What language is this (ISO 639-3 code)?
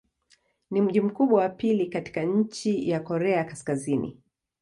swa